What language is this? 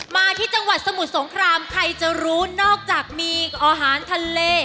Thai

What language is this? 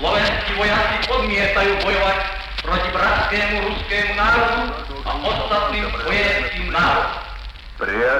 Czech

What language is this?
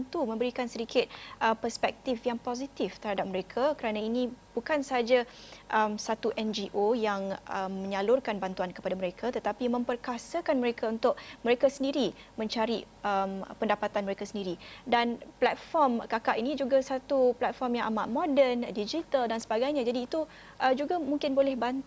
Malay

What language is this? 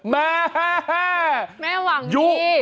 Thai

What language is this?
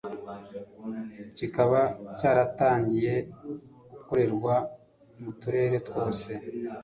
Kinyarwanda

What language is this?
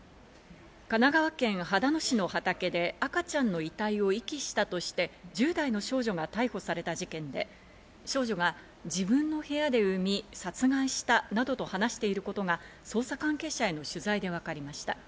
Japanese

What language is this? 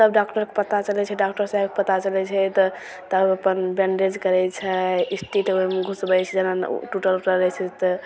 Maithili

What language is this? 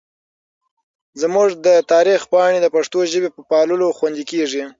Pashto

